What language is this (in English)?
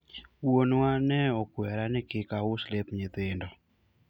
Luo (Kenya and Tanzania)